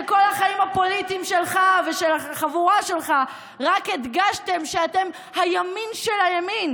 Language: Hebrew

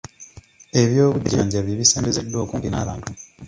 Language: Ganda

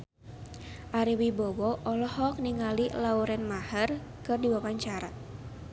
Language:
Sundanese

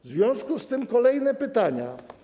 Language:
Polish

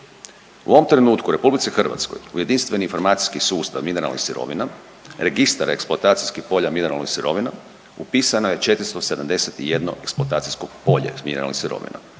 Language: Croatian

